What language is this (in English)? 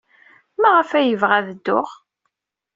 Kabyle